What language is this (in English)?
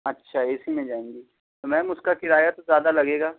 Urdu